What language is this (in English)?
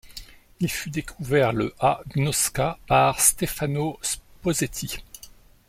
French